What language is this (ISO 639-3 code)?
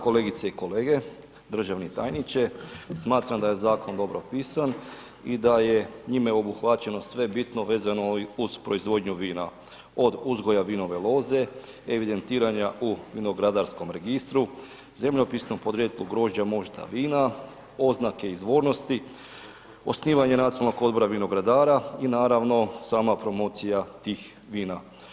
hrv